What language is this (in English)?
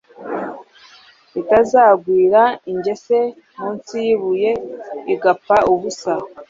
Kinyarwanda